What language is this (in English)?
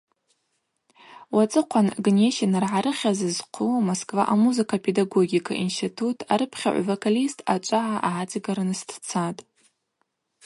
Abaza